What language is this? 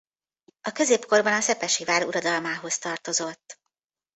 Hungarian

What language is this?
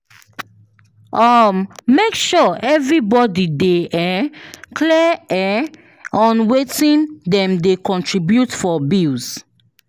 Nigerian Pidgin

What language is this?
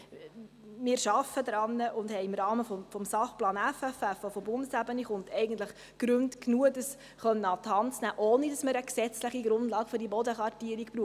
Swiss German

